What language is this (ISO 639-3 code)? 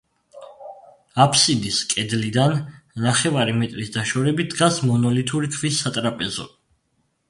kat